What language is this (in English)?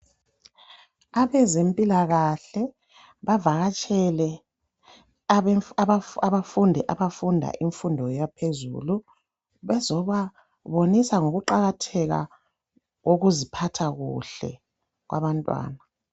North Ndebele